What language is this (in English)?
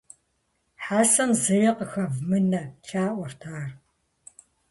Kabardian